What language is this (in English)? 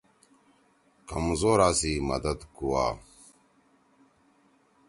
Torwali